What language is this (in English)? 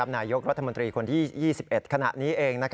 Thai